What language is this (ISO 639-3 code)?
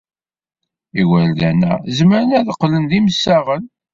kab